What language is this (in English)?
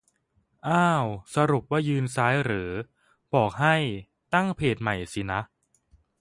Thai